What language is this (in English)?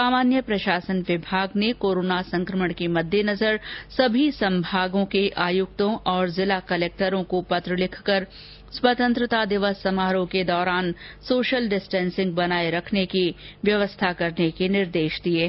Hindi